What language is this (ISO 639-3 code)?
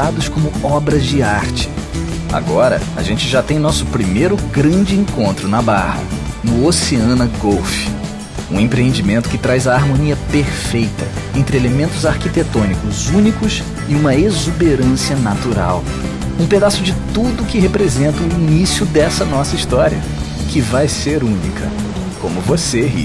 por